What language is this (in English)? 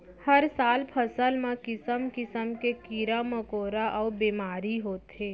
Chhattisgarhi